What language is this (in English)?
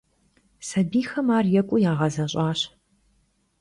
Kabardian